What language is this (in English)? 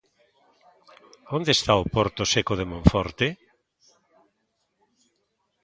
Galician